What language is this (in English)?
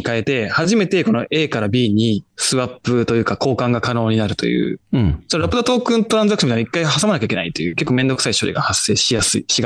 Japanese